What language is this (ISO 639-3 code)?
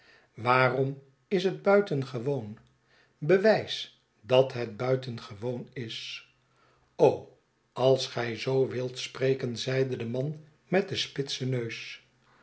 nld